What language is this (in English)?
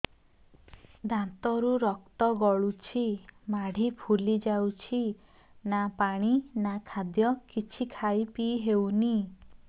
Odia